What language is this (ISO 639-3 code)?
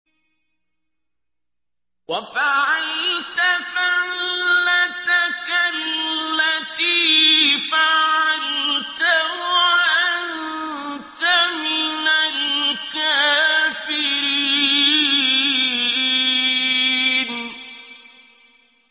ara